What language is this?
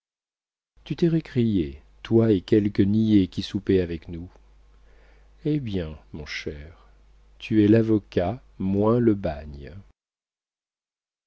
French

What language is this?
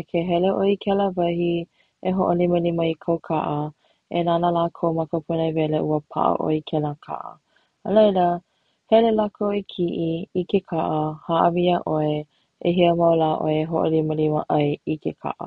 Hawaiian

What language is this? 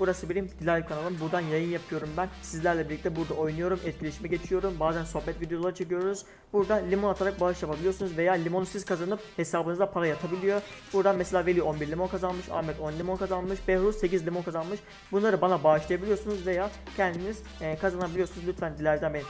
Turkish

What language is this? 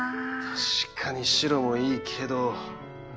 Japanese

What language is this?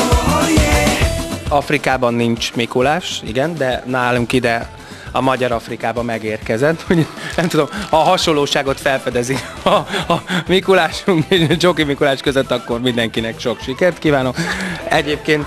Hungarian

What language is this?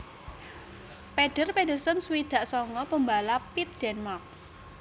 Javanese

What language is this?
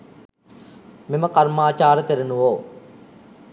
Sinhala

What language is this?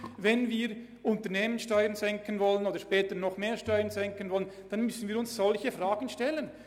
Swiss German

